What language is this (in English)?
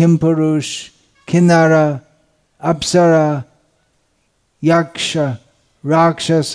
Hindi